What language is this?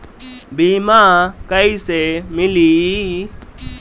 Bhojpuri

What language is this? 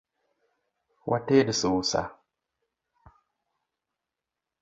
Luo (Kenya and Tanzania)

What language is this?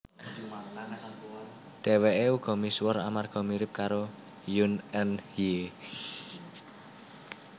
Javanese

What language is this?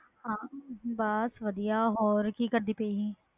Punjabi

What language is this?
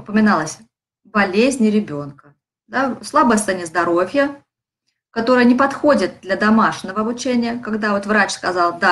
Russian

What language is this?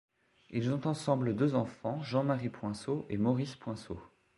French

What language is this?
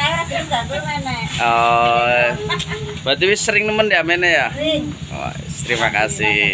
Indonesian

